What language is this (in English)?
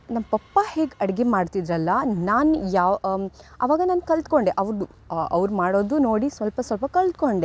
Kannada